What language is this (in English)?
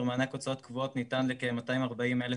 Hebrew